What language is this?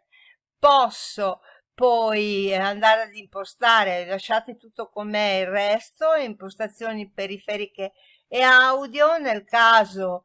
Italian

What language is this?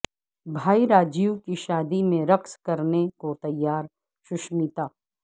Urdu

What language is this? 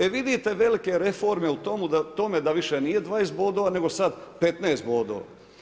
Croatian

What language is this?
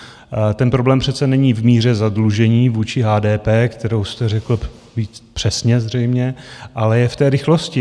Czech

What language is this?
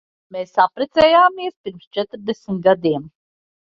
Latvian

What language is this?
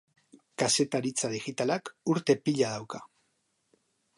Basque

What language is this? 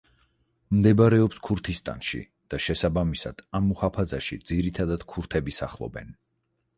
Georgian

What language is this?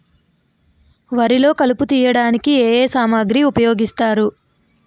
Telugu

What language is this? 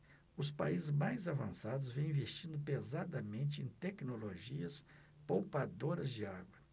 Portuguese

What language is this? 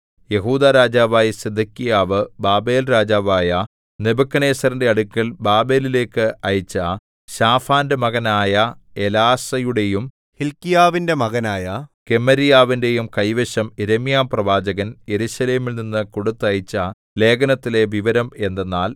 Malayalam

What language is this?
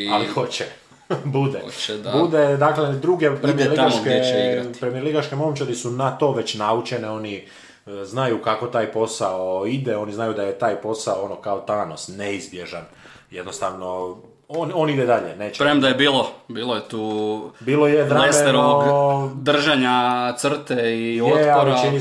Croatian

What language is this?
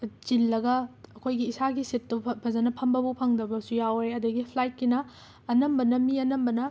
Manipuri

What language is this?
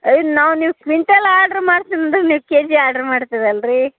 Kannada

